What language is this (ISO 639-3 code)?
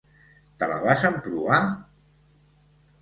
cat